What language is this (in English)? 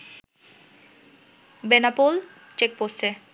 Bangla